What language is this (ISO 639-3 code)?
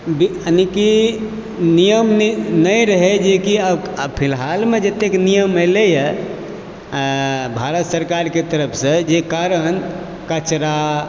mai